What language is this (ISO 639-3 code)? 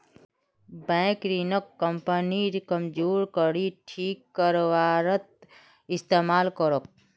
mag